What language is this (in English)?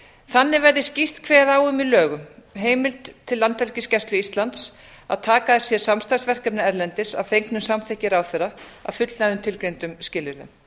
Icelandic